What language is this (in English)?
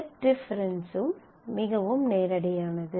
Tamil